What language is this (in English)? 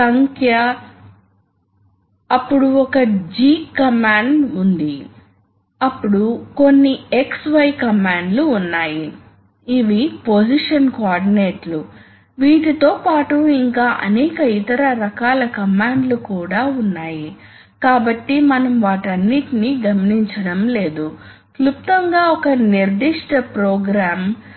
Telugu